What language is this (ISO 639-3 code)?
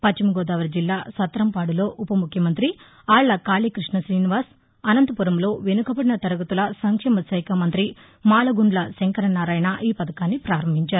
tel